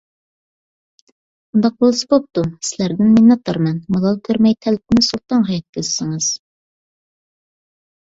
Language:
Uyghur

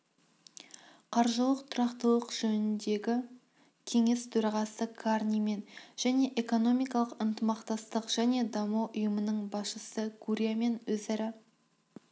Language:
Kazakh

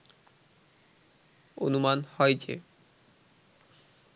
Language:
Bangla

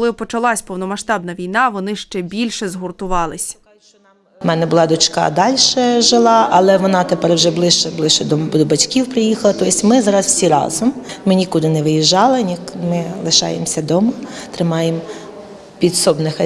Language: Ukrainian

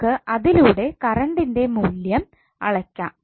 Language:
Malayalam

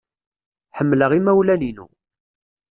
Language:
Kabyle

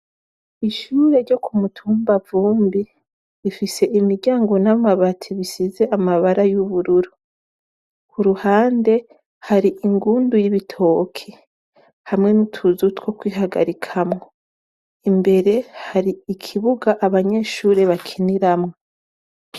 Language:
Rundi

